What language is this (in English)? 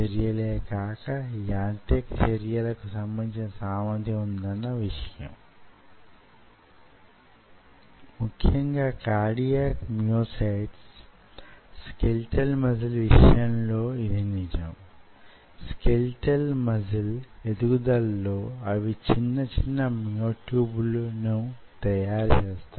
Telugu